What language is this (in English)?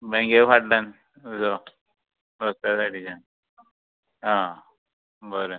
Konkani